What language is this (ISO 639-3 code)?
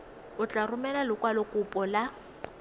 tsn